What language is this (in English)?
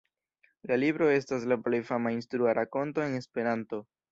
Esperanto